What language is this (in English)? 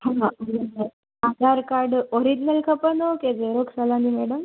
Sindhi